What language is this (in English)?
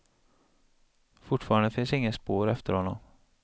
Swedish